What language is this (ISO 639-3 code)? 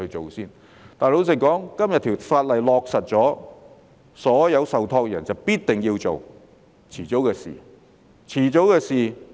yue